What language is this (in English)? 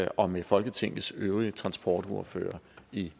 Danish